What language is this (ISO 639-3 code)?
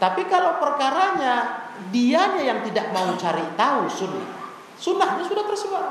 ind